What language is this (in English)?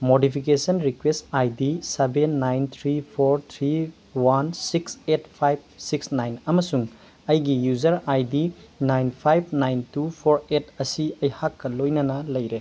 Manipuri